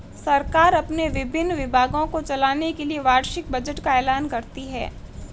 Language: Hindi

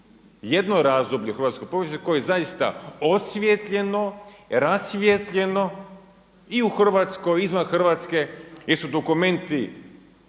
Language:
Croatian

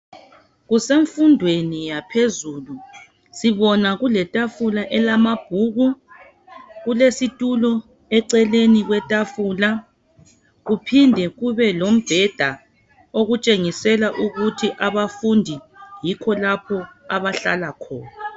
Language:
North Ndebele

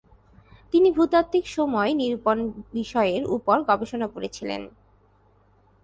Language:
Bangla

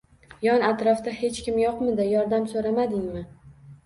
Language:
Uzbek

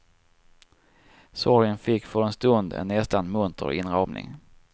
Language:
Swedish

